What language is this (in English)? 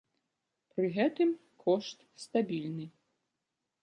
Belarusian